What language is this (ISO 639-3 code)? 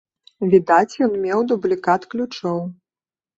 bel